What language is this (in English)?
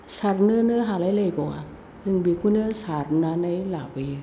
Bodo